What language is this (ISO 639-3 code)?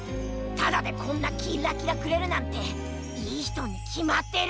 jpn